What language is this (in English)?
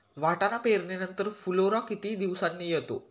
Marathi